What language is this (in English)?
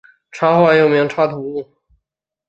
Chinese